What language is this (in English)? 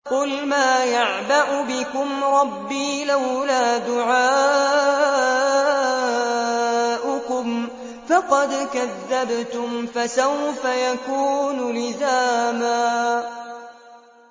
Arabic